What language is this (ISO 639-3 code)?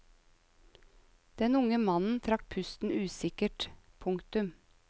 nor